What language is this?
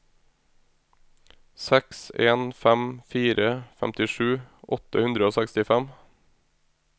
Norwegian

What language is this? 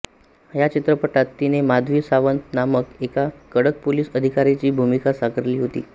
Marathi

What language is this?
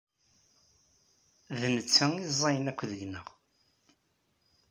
Kabyle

